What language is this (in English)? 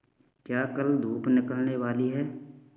Hindi